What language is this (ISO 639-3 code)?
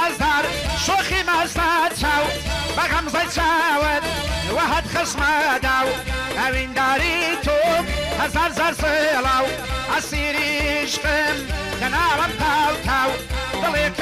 ara